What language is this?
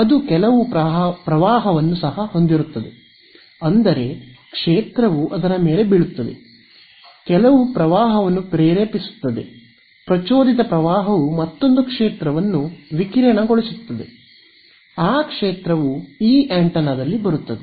Kannada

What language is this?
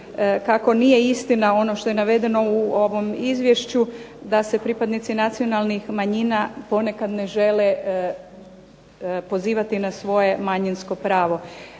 Croatian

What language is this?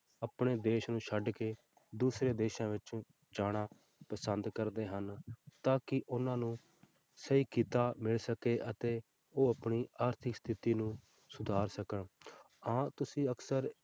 Punjabi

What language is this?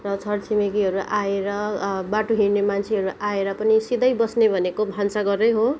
Nepali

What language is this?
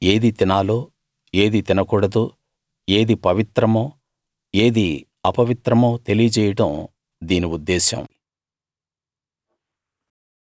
Telugu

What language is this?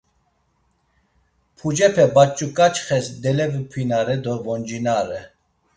Laz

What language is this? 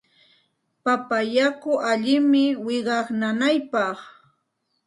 Santa Ana de Tusi Pasco Quechua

